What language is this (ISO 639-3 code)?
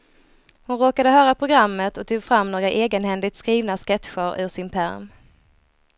swe